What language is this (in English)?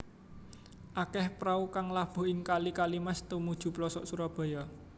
Javanese